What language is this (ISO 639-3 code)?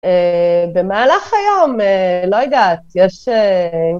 heb